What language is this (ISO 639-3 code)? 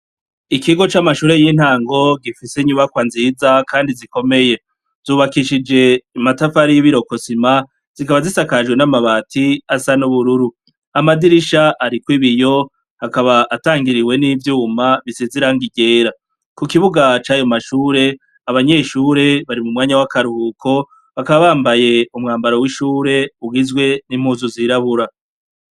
run